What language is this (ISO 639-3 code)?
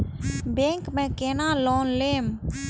mai